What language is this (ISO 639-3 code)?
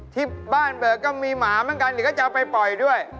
tha